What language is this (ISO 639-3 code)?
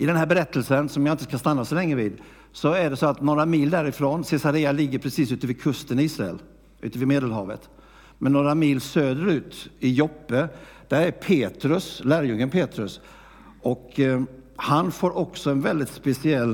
swe